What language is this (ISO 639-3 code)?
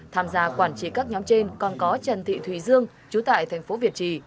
vie